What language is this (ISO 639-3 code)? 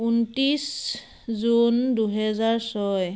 asm